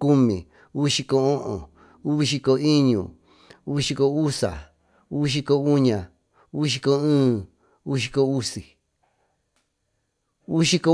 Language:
Tututepec Mixtec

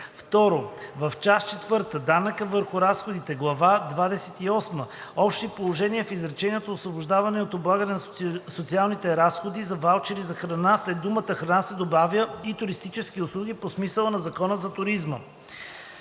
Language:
Bulgarian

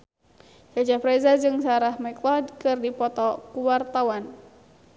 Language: Sundanese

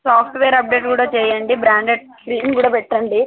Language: Telugu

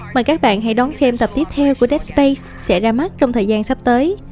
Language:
Vietnamese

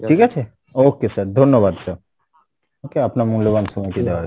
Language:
Bangla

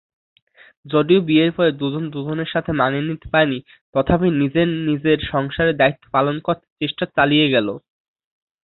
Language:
Bangla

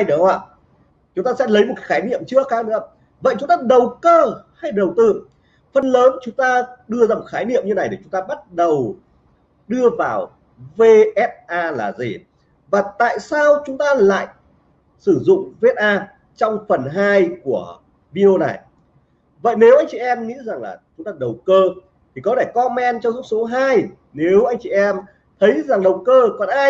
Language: Vietnamese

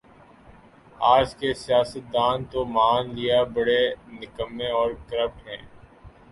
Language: Urdu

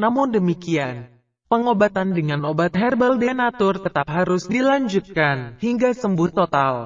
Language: Indonesian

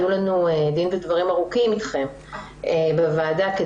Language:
Hebrew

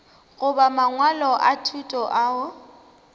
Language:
Northern Sotho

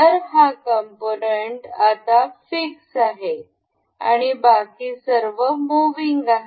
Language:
Marathi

